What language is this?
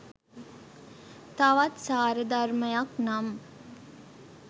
Sinhala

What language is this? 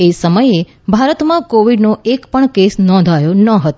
Gujarati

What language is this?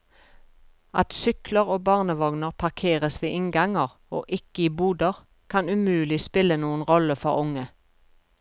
Norwegian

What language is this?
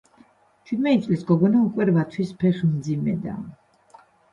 Georgian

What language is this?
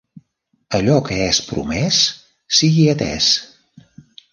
Catalan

